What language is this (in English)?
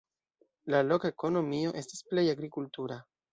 Esperanto